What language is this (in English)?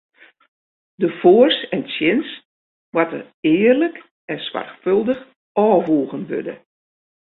Western Frisian